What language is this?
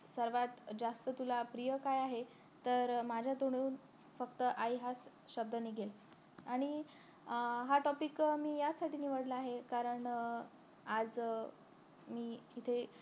Marathi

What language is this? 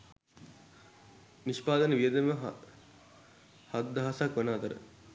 Sinhala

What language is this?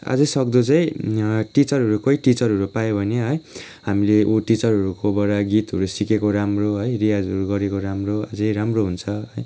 Nepali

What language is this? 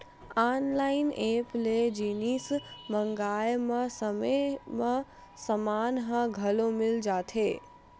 Chhattisgarhi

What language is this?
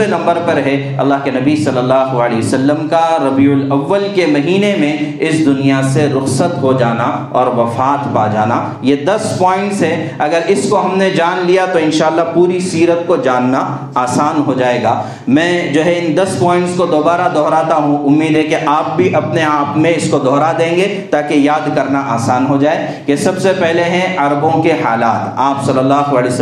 Urdu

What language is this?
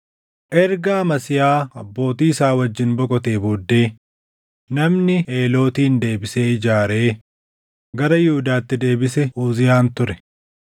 Oromo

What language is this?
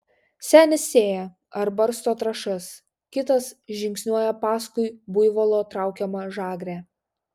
Lithuanian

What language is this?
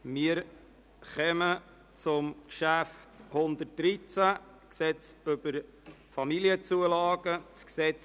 Swiss German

